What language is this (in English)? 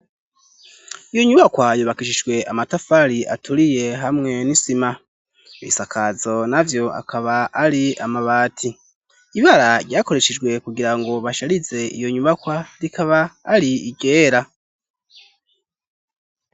Rundi